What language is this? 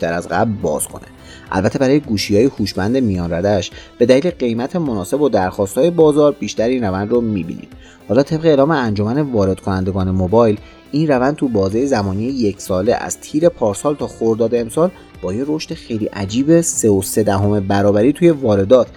Persian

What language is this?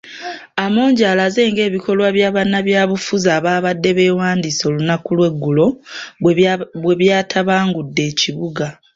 Ganda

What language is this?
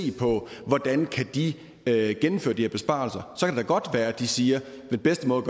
Danish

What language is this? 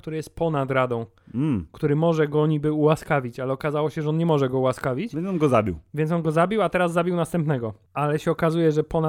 Polish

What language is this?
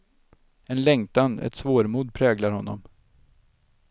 Swedish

